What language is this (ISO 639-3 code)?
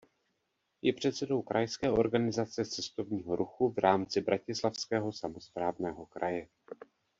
ces